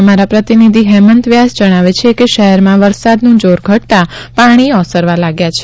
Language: Gujarati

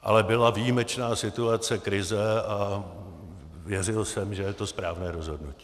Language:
Czech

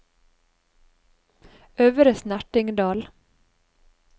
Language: Norwegian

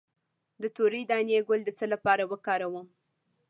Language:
Pashto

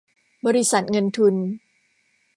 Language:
Thai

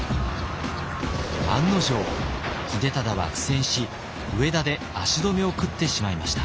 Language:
Japanese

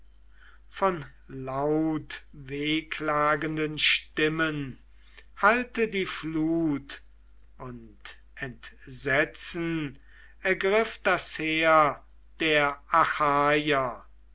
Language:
German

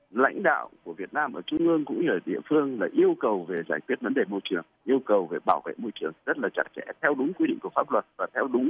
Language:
Vietnamese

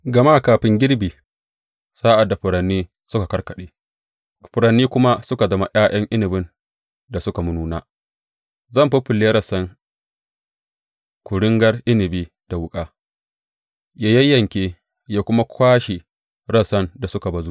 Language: Hausa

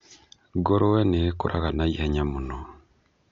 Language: Kikuyu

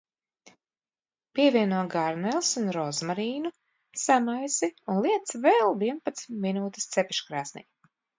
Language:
Latvian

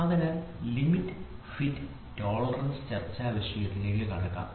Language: Malayalam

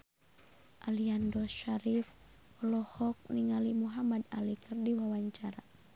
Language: Sundanese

